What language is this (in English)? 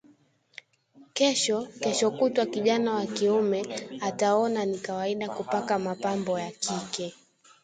Swahili